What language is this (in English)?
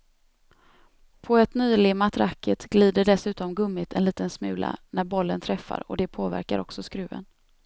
Swedish